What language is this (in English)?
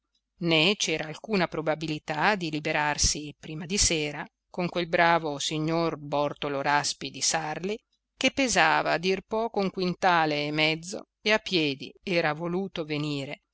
Italian